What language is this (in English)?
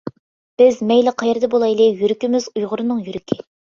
Uyghur